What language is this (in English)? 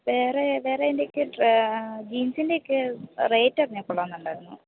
Malayalam